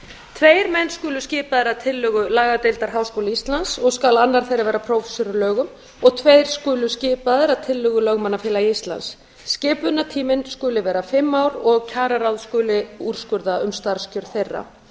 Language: Icelandic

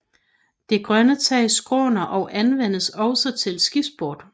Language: Danish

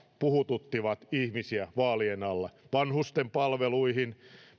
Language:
Finnish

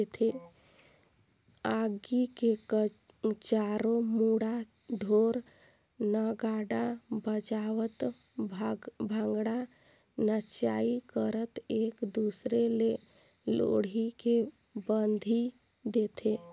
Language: Chhattisgarhi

